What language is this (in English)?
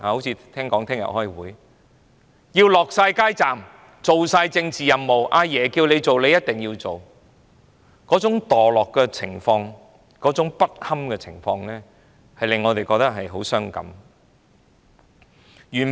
Cantonese